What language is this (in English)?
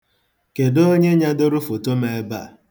Igbo